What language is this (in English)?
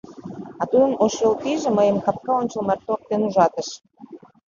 Mari